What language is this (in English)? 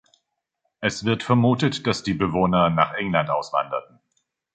German